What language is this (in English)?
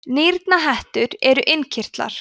Icelandic